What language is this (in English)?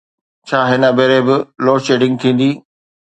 Sindhi